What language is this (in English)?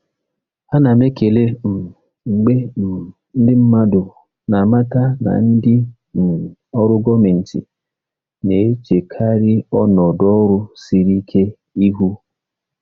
Igbo